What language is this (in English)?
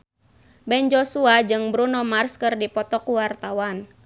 Sundanese